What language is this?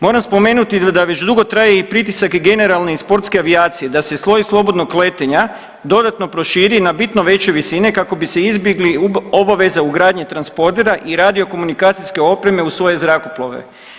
Croatian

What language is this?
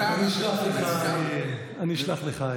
Hebrew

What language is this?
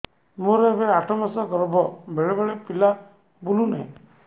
Odia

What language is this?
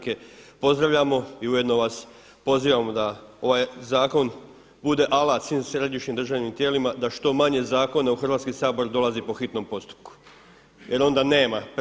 Croatian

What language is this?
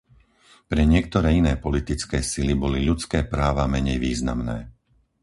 Slovak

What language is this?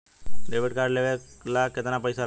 Bhojpuri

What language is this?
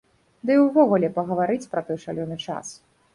Belarusian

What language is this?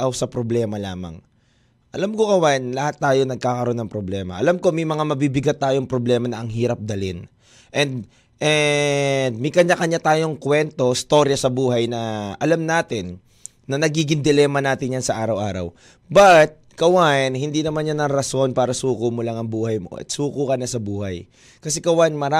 Filipino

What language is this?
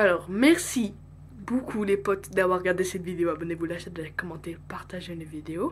French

